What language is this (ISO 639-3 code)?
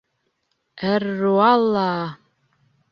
bak